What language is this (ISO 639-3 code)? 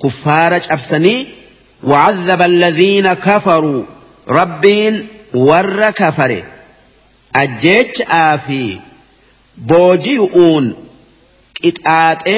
ara